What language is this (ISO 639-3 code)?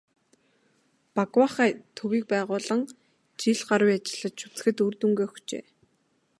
mon